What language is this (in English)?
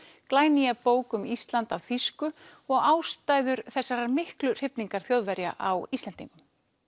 Icelandic